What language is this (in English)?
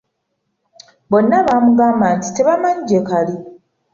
Ganda